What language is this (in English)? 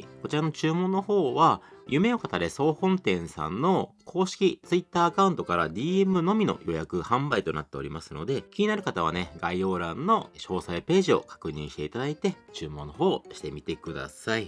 Japanese